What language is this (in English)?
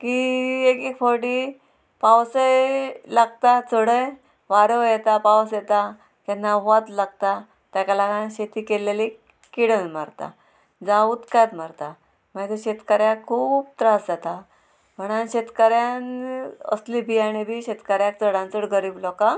Konkani